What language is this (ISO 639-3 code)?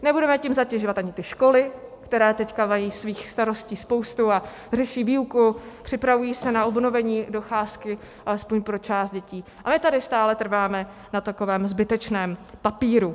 ces